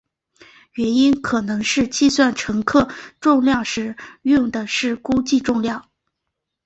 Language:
Chinese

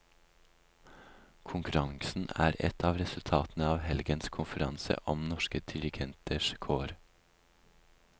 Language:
Norwegian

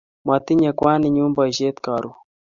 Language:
Kalenjin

